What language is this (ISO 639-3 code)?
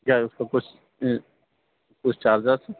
urd